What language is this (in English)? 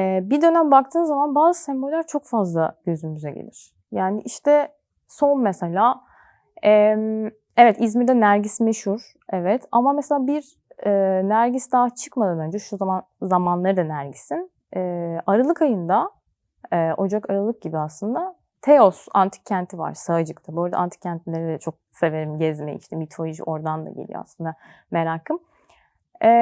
Turkish